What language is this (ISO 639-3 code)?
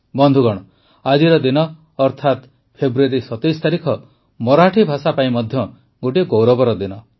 ori